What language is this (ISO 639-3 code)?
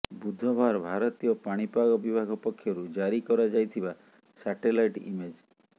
ori